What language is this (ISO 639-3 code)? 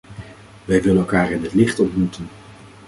nld